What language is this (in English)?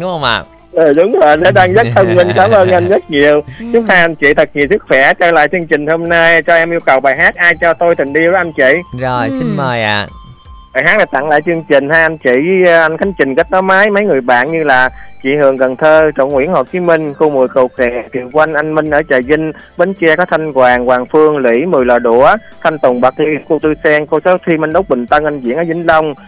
Vietnamese